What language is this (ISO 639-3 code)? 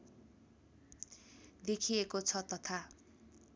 nep